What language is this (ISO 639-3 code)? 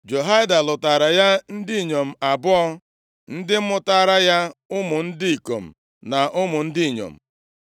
ibo